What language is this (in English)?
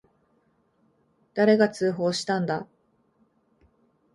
Japanese